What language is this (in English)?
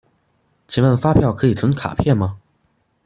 Chinese